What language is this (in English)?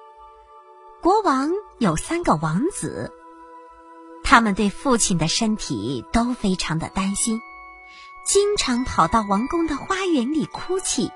Chinese